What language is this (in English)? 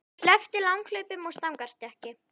Icelandic